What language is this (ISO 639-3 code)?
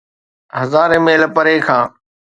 snd